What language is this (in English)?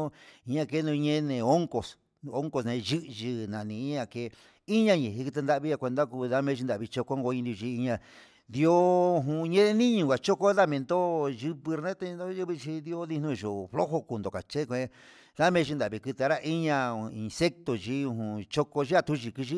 Huitepec Mixtec